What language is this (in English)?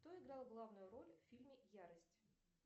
Russian